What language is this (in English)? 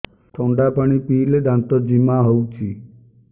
Odia